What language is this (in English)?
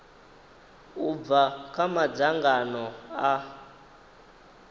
Venda